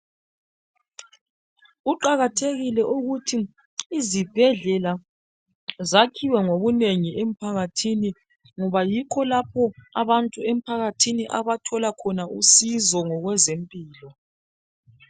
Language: North Ndebele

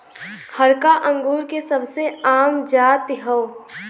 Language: Bhojpuri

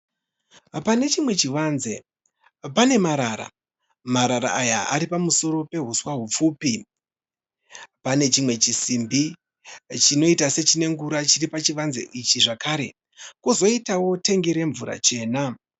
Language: Shona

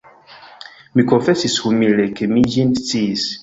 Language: Esperanto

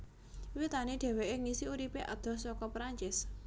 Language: Javanese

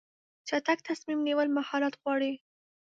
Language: Pashto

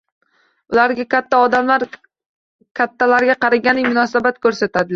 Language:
Uzbek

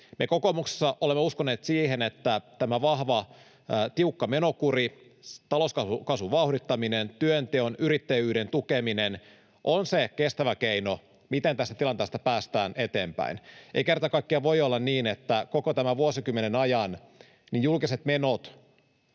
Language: Finnish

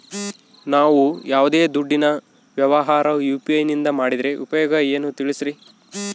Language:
Kannada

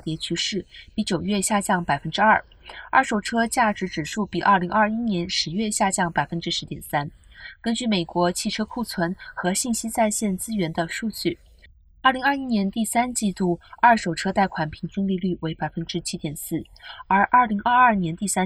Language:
Chinese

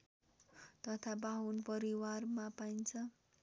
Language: Nepali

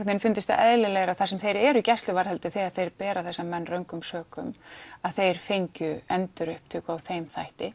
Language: Icelandic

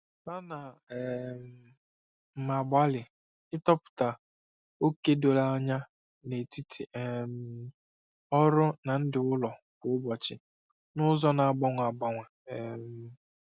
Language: Igbo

